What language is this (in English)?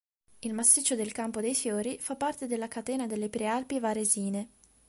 Italian